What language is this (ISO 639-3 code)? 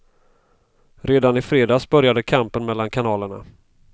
swe